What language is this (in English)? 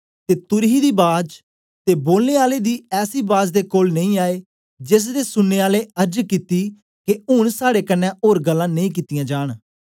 Dogri